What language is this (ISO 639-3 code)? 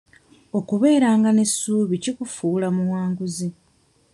lug